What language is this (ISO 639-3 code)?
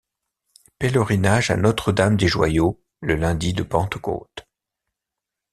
fra